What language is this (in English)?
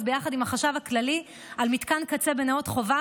Hebrew